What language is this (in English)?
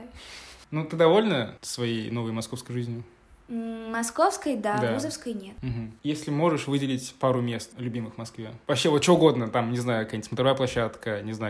Russian